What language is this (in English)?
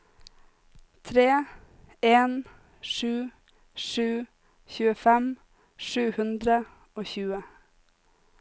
Norwegian